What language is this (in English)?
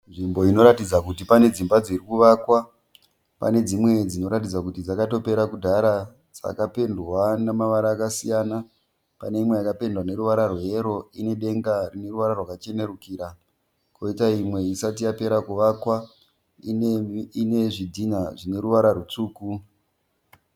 Shona